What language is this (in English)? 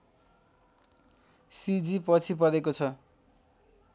Nepali